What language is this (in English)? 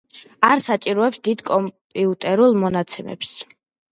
Georgian